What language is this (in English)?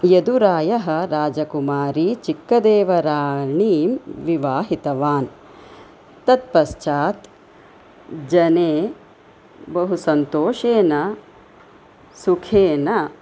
Sanskrit